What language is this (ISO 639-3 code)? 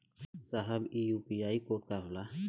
bho